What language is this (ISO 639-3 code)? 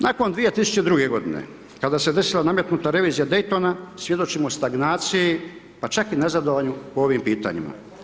hrv